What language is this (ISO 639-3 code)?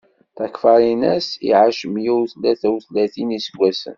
kab